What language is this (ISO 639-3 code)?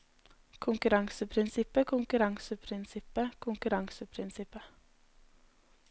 nor